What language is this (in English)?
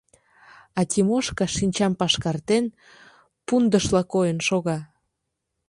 Mari